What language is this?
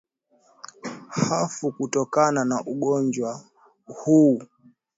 Swahili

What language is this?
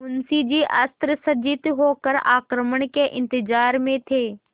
Hindi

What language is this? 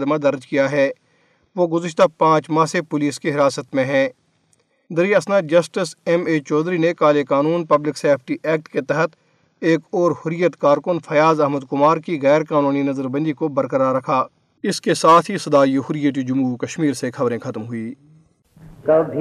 Urdu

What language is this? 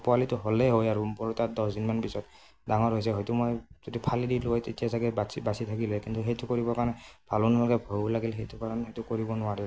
Assamese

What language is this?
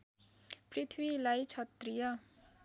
Nepali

